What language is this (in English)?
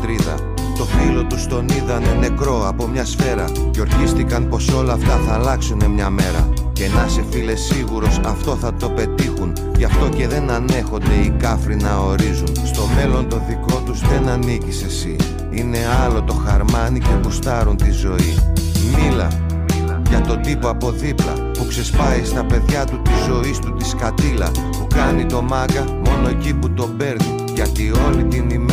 Greek